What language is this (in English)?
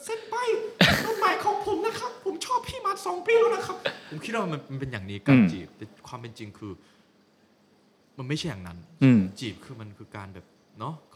Thai